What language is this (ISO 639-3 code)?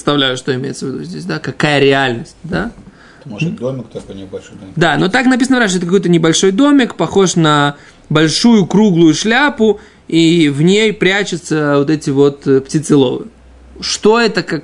rus